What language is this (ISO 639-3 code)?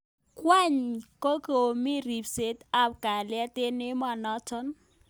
kln